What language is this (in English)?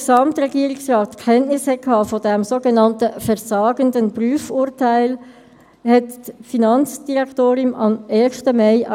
Swiss German